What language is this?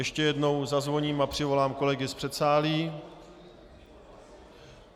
Czech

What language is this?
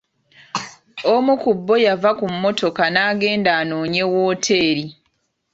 Ganda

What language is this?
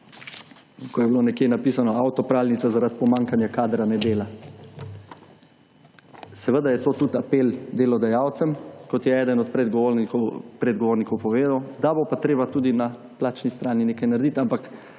Slovenian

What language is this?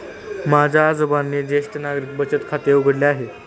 Marathi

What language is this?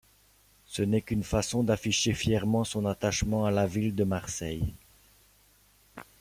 French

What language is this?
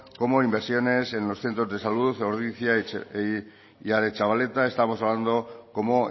Spanish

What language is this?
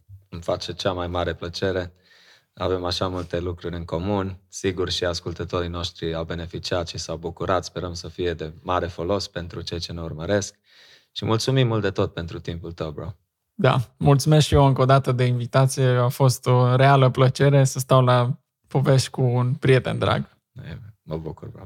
Romanian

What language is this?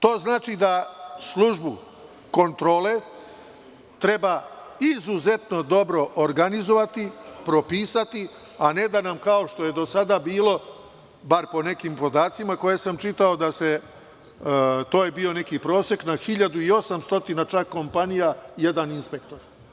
Serbian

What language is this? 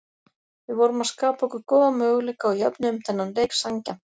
Icelandic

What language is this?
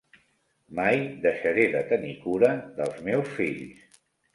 Catalan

